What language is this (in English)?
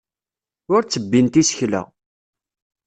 Kabyle